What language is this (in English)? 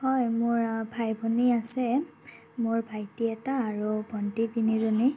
Assamese